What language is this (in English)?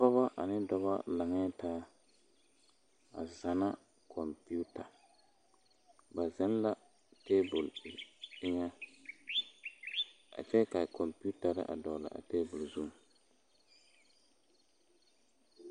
Southern Dagaare